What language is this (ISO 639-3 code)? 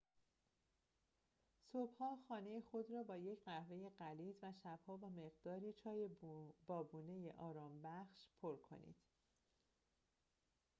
fas